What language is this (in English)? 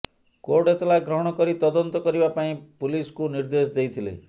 Odia